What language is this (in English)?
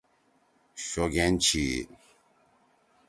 Torwali